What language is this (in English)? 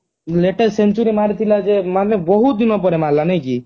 Odia